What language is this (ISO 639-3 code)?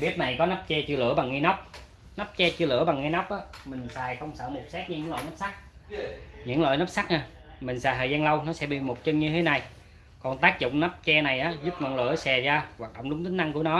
vie